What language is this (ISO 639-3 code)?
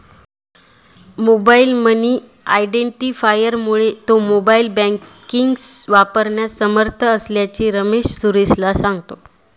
mar